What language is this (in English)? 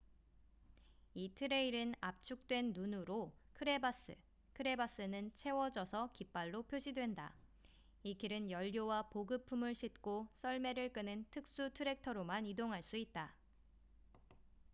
Korean